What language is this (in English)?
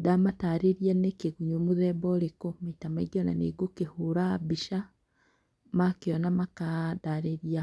Kikuyu